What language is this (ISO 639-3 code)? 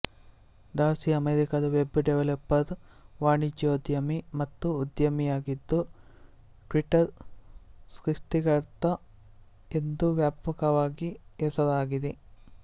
kan